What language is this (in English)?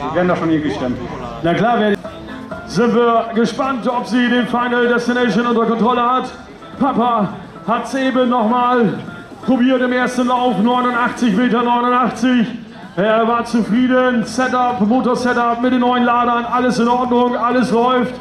German